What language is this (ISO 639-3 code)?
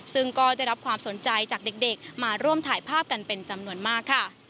tha